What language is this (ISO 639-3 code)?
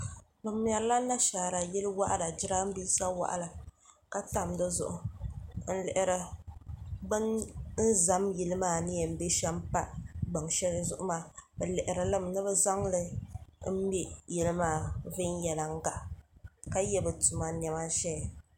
dag